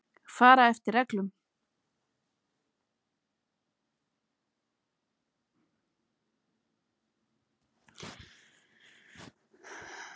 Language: Icelandic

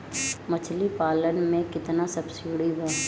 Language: Bhojpuri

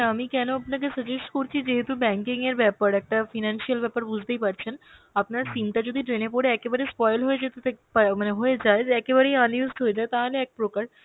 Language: Bangla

